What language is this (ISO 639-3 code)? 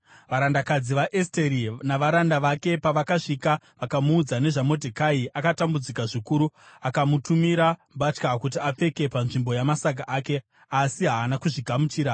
sna